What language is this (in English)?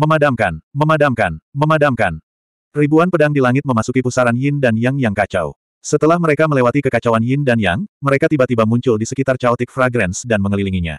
Indonesian